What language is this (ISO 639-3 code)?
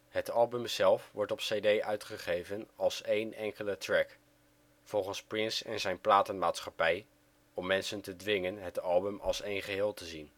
nld